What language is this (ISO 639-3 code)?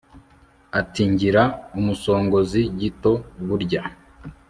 kin